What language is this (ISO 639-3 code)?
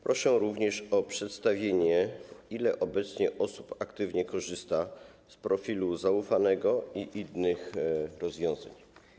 pol